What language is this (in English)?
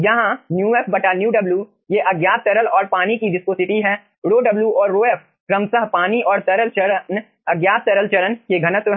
Hindi